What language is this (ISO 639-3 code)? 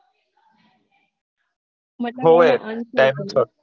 guj